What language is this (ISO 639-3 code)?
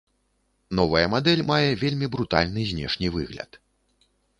bel